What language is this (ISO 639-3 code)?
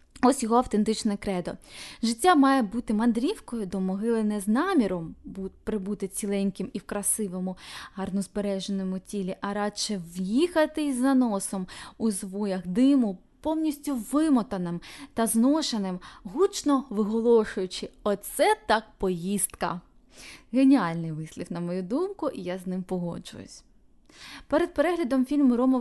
ukr